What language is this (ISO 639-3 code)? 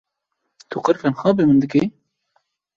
kur